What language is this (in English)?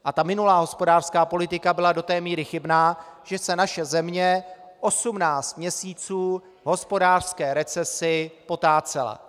Czech